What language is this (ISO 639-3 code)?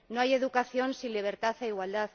spa